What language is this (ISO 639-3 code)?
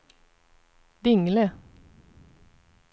swe